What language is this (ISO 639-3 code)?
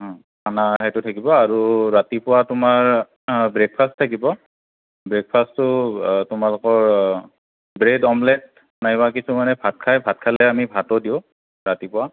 asm